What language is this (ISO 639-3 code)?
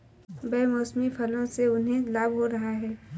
hin